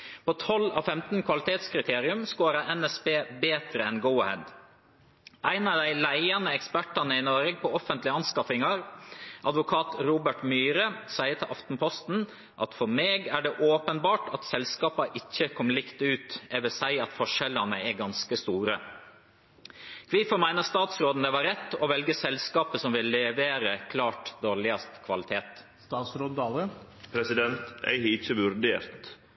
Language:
Norwegian Nynorsk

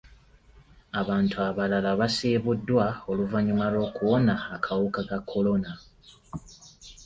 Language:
Ganda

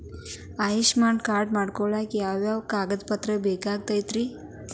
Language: Kannada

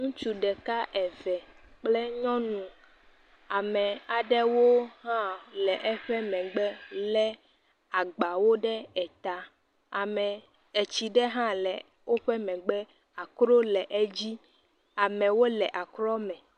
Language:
Ewe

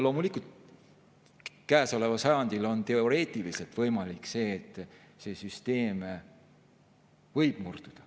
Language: Estonian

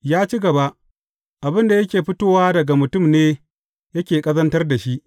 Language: Hausa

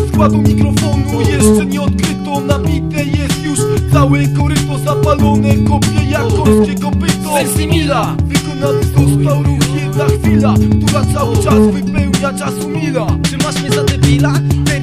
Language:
Polish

